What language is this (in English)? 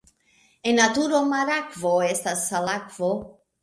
Esperanto